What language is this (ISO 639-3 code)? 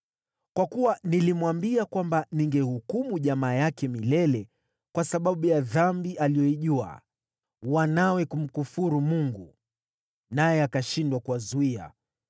swa